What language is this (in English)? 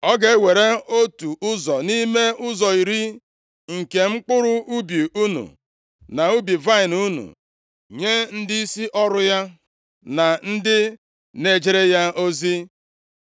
Igbo